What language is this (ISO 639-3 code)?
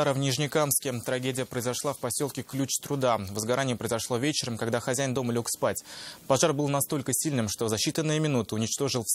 rus